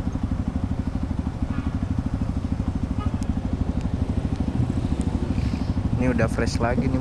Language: Indonesian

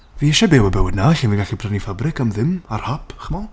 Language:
Welsh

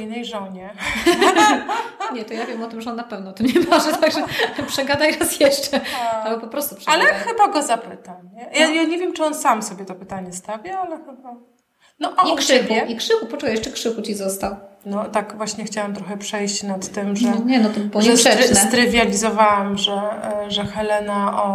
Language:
Polish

